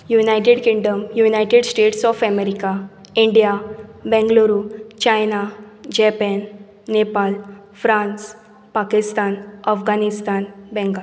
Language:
Konkani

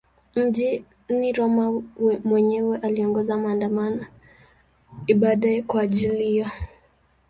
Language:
Swahili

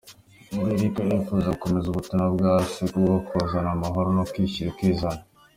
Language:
Kinyarwanda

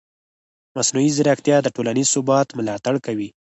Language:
Pashto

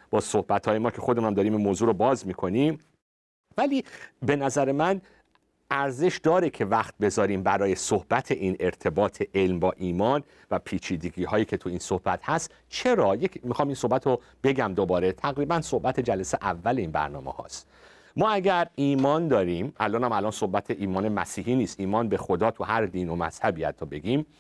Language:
Persian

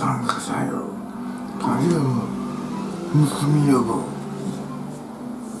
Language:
Japanese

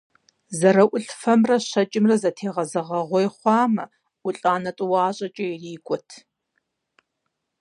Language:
Kabardian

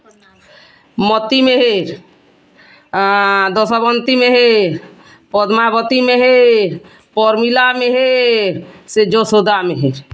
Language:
Odia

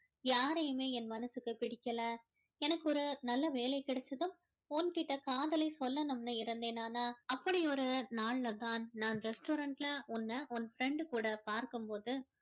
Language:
Tamil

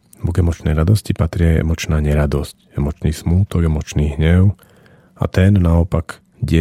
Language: Slovak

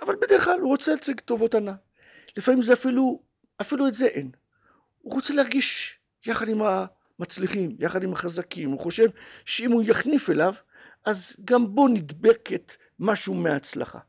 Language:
Hebrew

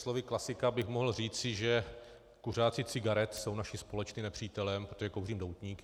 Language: Czech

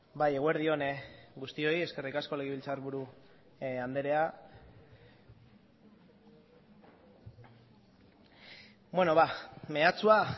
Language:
Basque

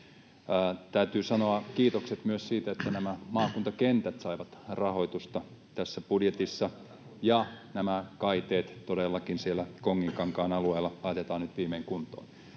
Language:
Finnish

